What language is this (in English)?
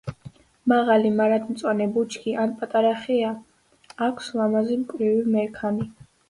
Georgian